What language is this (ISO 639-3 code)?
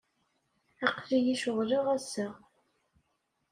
kab